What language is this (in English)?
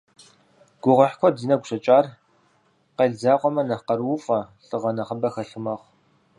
Kabardian